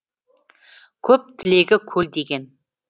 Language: Kazakh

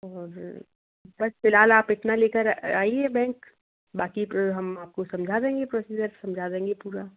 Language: Hindi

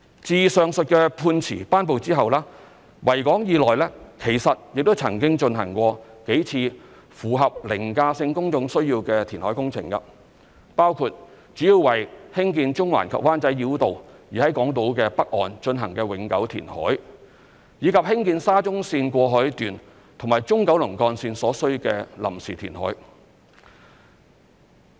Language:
Cantonese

